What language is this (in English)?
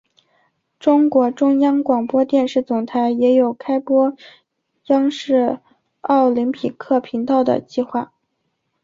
Chinese